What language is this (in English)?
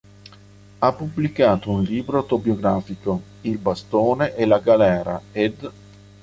Italian